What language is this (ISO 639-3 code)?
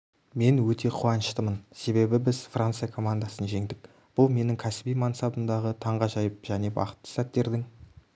kaz